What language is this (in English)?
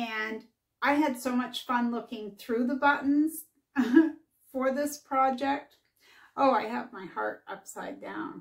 English